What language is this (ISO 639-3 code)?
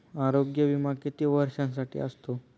mar